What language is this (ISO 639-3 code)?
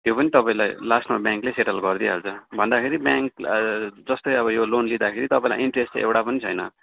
nep